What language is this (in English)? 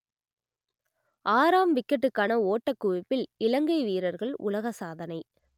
Tamil